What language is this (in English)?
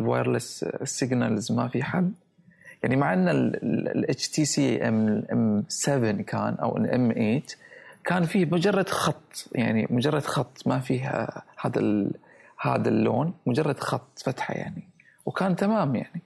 Arabic